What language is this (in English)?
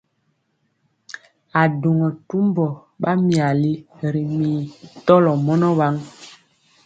Mpiemo